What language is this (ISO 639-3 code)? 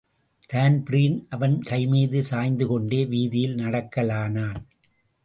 tam